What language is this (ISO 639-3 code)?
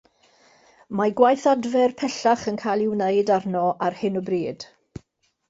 cym